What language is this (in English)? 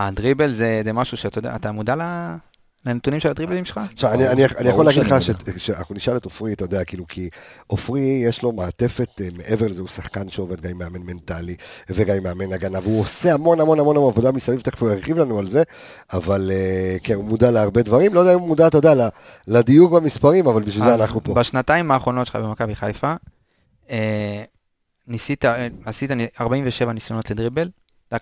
Hebrew